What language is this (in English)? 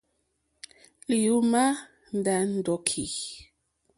Mokpwe